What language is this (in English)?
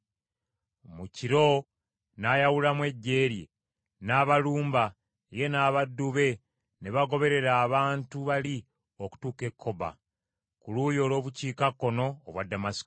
Ganda